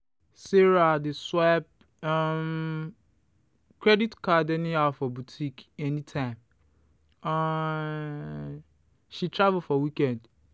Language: Nigerian Pidgin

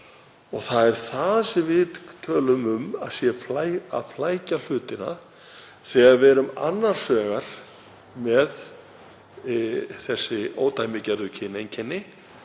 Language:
Icelandic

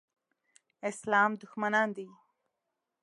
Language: Pashto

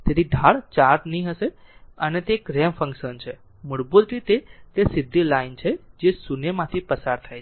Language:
Gujarati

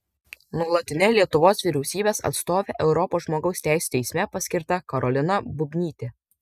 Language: Lithuanian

